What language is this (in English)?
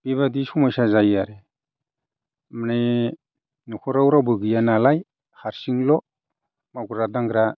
Bodo